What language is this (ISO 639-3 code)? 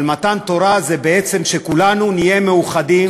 heb